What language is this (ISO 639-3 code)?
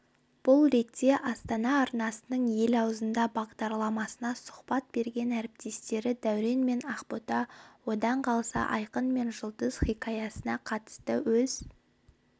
kaz